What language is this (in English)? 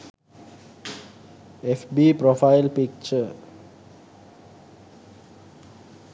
Sinhala